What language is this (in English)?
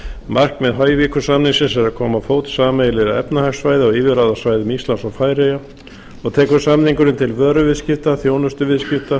Icelandic